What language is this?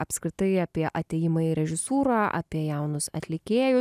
Lithuanian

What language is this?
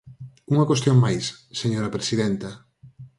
Galician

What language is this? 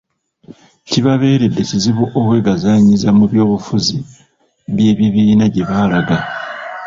Ganda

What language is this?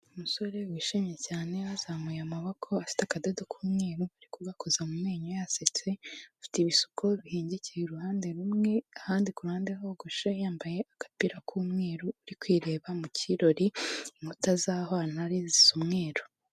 Kinyarwanda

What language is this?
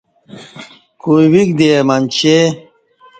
Kati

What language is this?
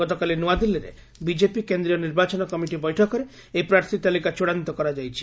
Odia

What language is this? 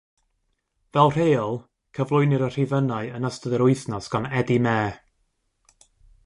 Welsh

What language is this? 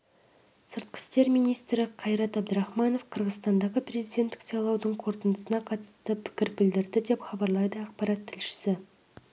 Kazakh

